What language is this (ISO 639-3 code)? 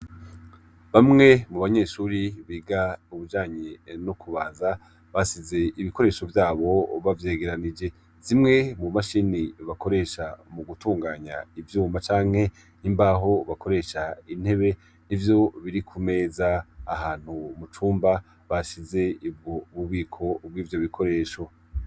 run